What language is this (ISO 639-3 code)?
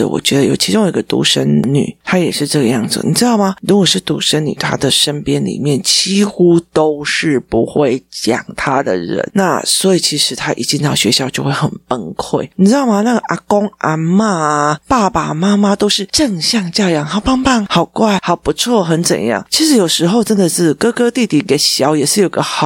zho